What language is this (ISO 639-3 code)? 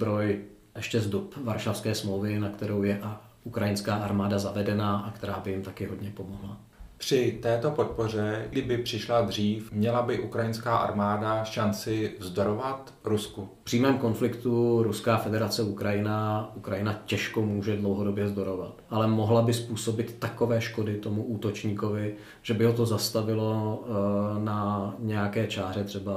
ces